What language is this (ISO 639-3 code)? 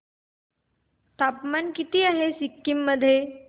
mar